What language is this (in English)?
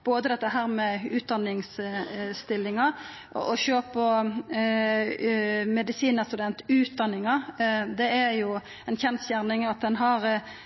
Norwegian Nynorsk